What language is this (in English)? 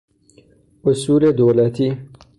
Persian